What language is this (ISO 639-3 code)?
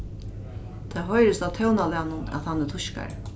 fao